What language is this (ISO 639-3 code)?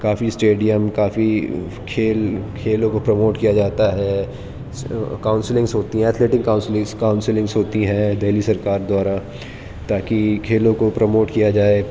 urd